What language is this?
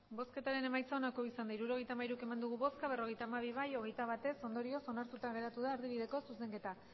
Basque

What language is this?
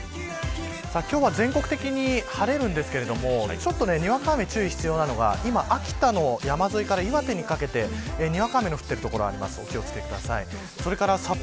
Japanese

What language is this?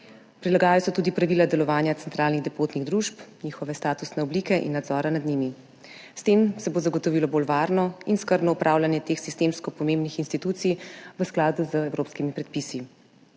Slovenian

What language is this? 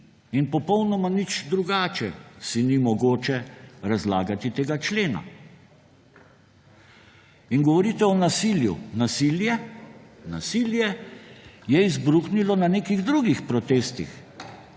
Slovenian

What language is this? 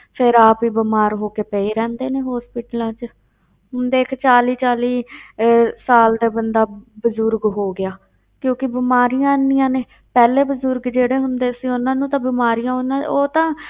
Punjabi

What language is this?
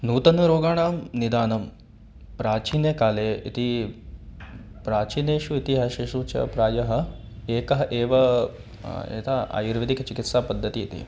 Sanskrit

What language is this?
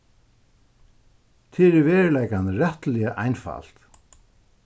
Faroese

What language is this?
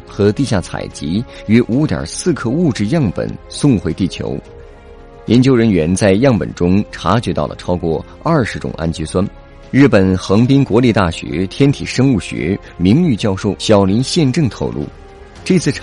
Chinese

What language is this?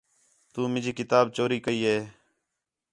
Khetrani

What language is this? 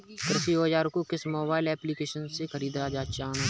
Hindi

